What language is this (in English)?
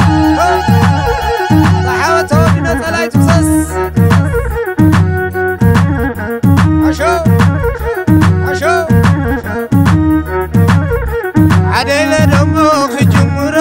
Arabic